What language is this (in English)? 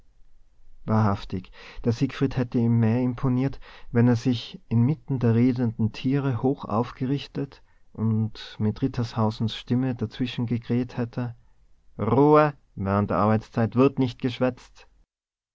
German